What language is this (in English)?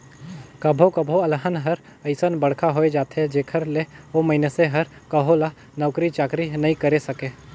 Chhattisgarhi